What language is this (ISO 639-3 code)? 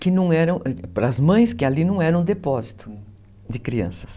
por